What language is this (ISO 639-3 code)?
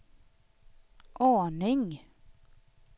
swe